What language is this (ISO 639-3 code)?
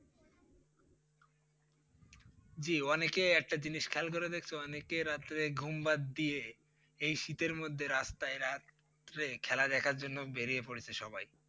ben